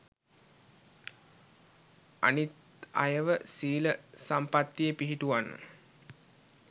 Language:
Sinhala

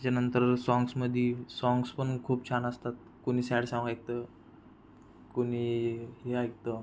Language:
Marathi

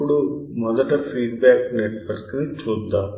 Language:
Telugu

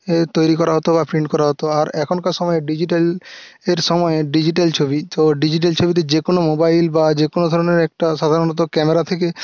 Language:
Bangla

